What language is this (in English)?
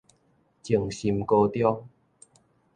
Min Nan Chinese